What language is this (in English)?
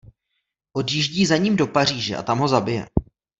Czech